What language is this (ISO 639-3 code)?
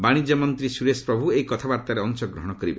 ori